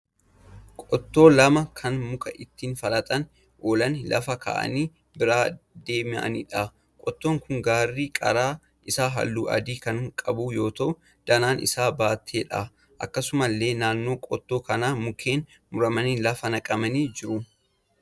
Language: Oromo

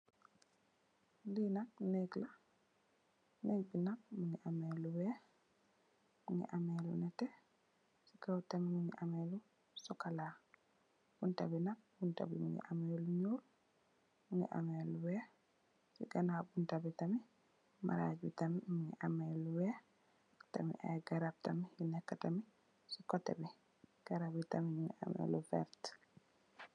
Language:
Wolof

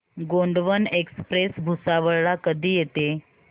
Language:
Marathi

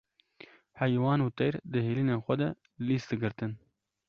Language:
Kurdish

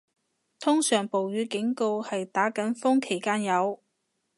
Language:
Cantonese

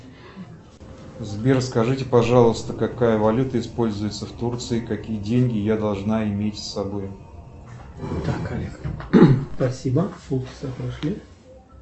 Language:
Russian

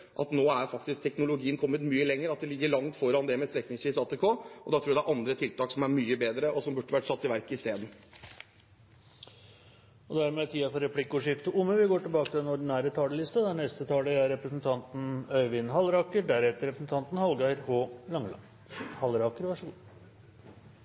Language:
Norwegian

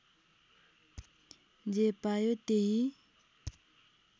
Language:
Nepali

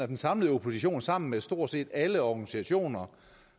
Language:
Danish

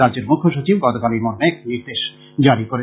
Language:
Bangla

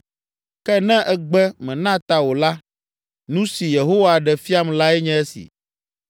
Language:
Ewe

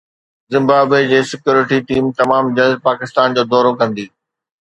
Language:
Sindhi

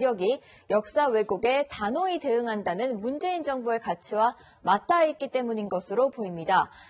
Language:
Korean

